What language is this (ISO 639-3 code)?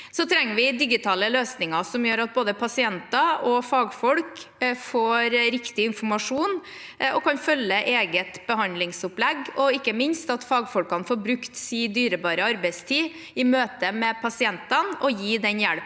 nor